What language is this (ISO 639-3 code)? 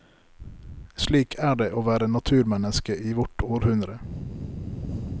nor